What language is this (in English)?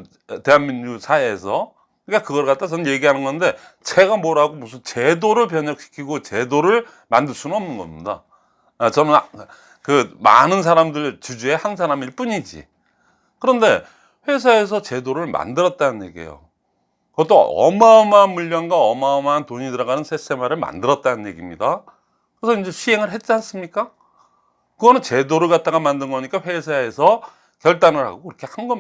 Korean